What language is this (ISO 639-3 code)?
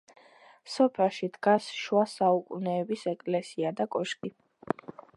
kat